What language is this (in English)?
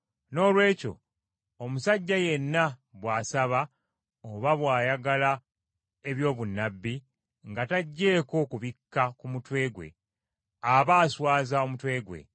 Ganda